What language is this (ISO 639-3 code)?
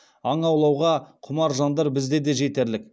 kaz